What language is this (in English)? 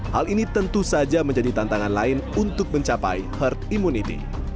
Indonesian